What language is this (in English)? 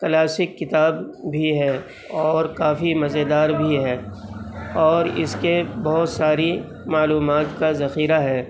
Urdu